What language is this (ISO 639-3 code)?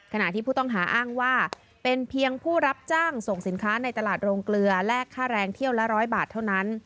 tha